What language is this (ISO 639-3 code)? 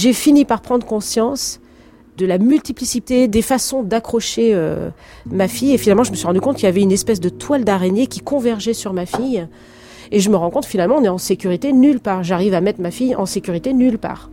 fra